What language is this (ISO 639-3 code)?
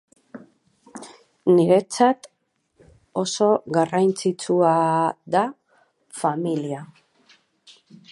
eus